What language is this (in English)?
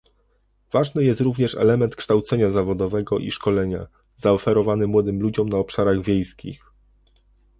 Polish